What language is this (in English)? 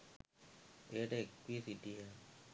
Sinhala